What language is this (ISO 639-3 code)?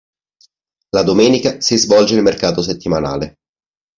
ita